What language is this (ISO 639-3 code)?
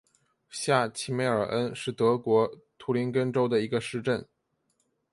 zho